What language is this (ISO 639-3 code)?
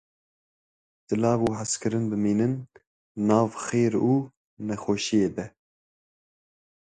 kur